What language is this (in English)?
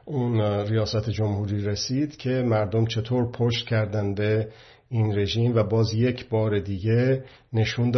Persian